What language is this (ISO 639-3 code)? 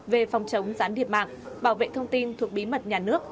vie